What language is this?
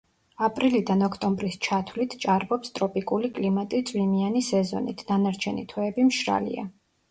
Georgian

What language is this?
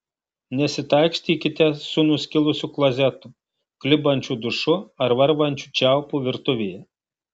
Lithuanian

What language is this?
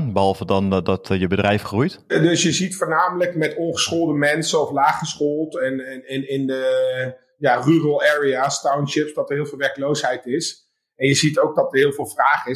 Dutch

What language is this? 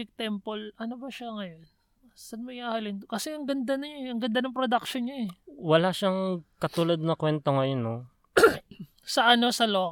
Filipino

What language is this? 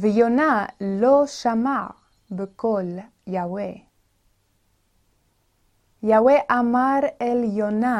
Hebrew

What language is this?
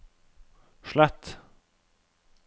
Norwegian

